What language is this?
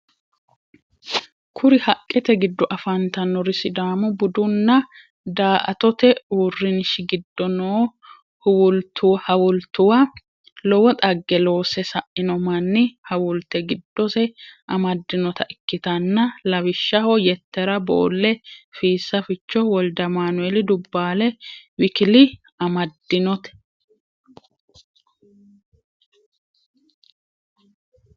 Sidamo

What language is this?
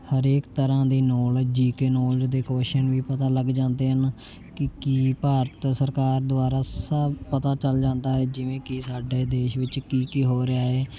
Punjabi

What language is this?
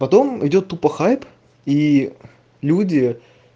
Russian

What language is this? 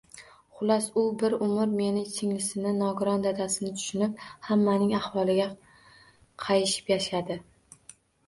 Uzbek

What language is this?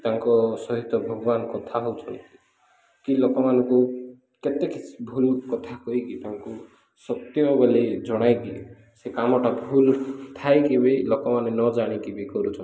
Odia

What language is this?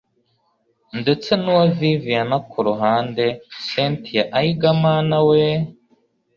Kinyarwanda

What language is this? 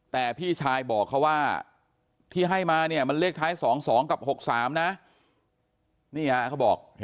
Thai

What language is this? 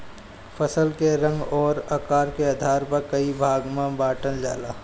Bhojpuri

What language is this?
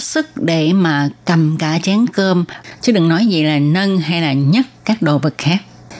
Vietnamese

